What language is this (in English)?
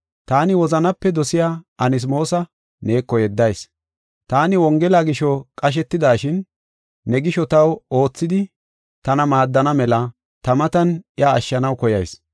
Gofa